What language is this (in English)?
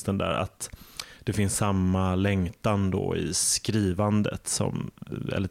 Swedish